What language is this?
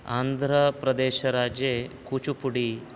Sanskrit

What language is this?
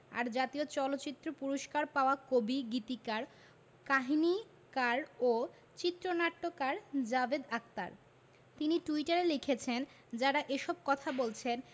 Bangla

